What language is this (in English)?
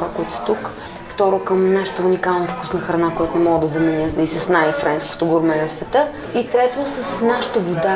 Bulgarian